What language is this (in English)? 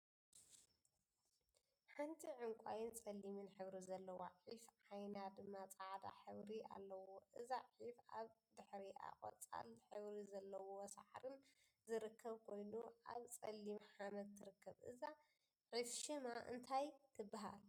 Tigrinya